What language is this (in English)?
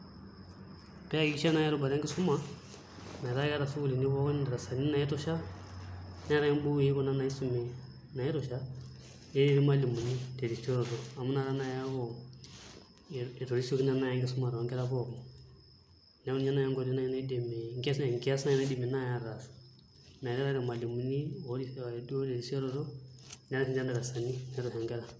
Masai